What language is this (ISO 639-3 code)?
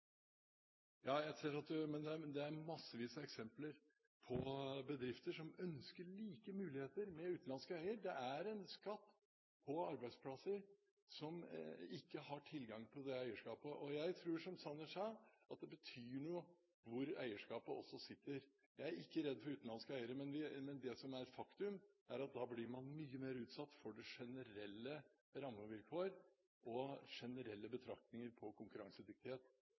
nob